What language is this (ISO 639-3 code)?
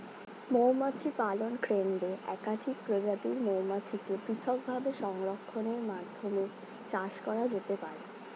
ben